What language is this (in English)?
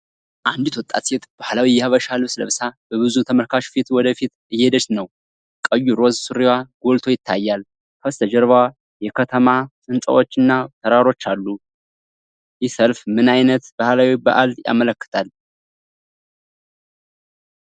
Amharic